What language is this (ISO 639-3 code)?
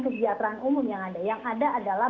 ind